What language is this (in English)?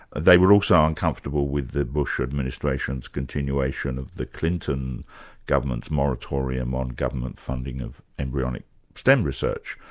English